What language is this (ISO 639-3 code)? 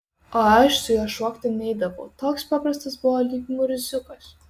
lit